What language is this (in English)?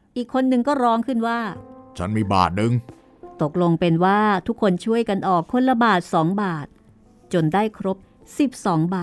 Thai